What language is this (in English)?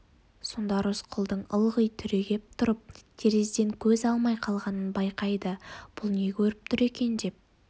Kazakh